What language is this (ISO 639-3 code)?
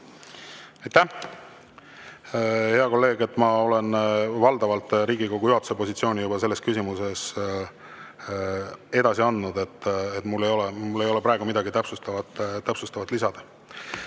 est